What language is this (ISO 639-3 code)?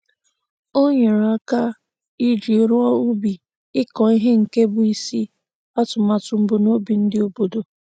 ibo